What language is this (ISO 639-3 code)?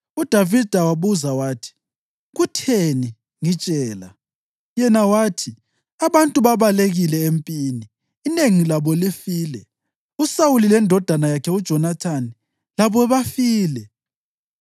nde